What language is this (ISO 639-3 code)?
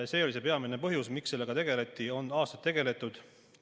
est